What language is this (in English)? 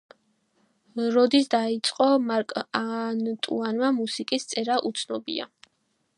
Georgian